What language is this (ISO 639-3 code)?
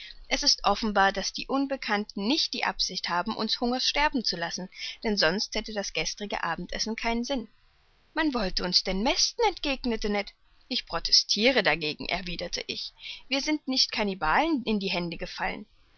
deu